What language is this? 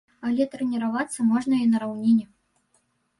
Belarusian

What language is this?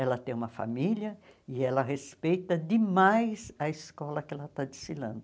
Portuguese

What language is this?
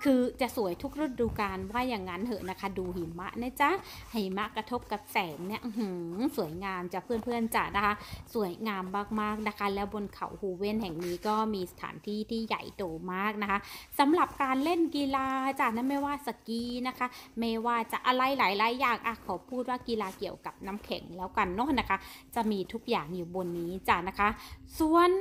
Thai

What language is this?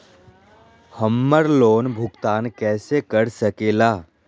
Magahi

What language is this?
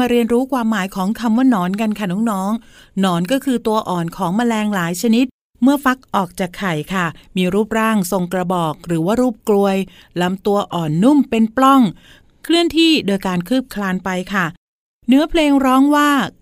Thai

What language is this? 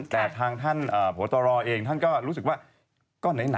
Thai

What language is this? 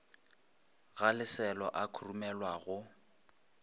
Northern Sotho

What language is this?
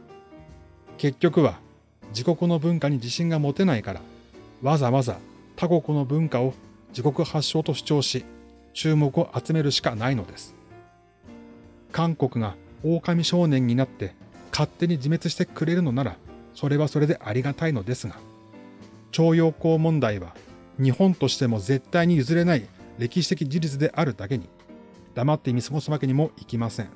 Japanese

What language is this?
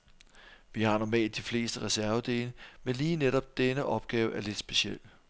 Danish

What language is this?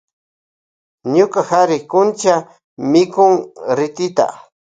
Loja Highland Quichua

